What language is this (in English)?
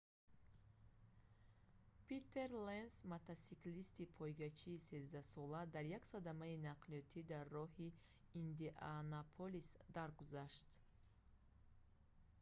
Tajik